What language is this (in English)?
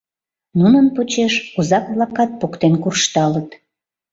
Mari